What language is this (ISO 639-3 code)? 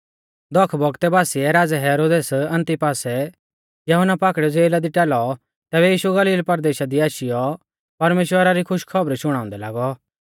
bfz